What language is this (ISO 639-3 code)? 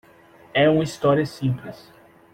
por